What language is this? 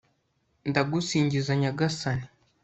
Kinyarwanda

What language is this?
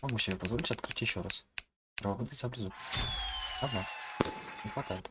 Russian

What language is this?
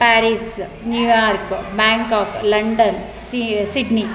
Kannada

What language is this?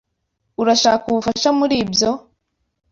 Kinyarwanda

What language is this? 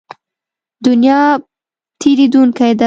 Pashto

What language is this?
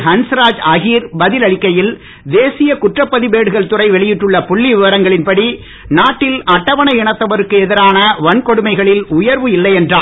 Tamil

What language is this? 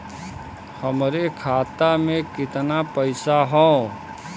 Bhojpuri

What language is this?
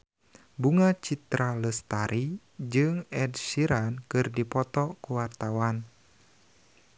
Sundanese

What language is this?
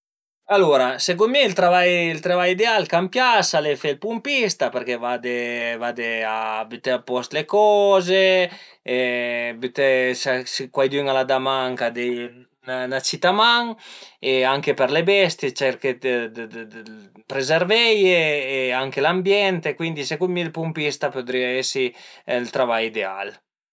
Piedmontese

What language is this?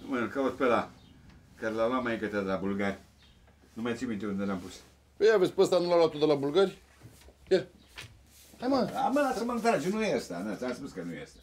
Romanian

